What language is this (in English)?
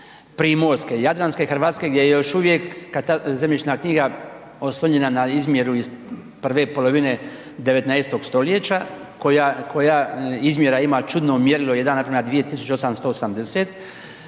Croatian